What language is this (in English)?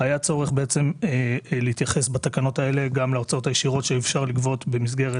Hebrew